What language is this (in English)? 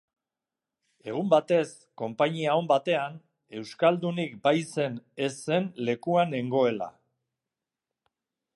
Basque